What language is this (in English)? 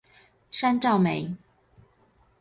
Chinese